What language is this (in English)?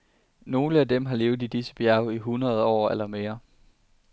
Danish